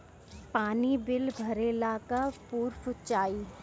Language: Bhojpuri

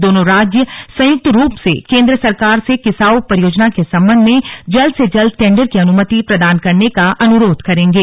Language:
Hindi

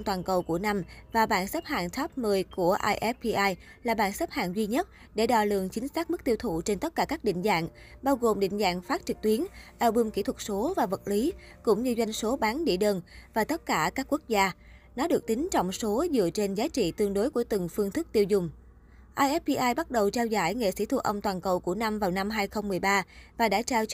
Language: Vietnamese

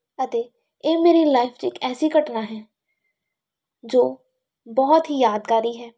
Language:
Punjabi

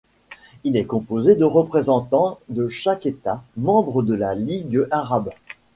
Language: French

